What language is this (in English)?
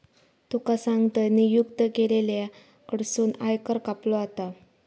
Marathi